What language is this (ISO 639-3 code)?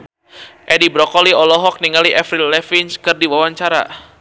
sun